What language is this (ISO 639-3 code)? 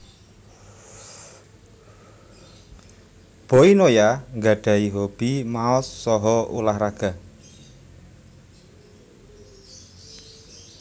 jav